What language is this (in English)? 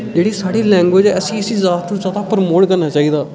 Dogri